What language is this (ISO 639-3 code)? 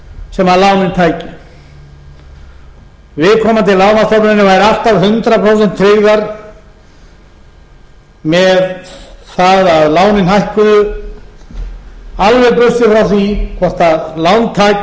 isl